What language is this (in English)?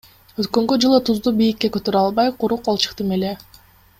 Kyrgyz